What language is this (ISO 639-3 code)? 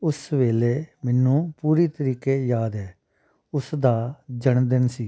pan